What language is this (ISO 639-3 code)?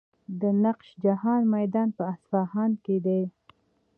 pus